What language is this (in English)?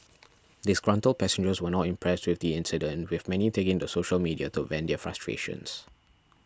English